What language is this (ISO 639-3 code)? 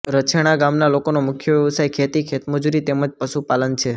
guj